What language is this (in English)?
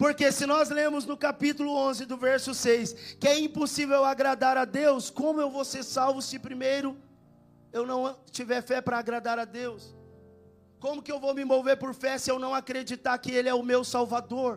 Portuguese